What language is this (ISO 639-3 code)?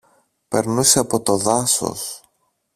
ell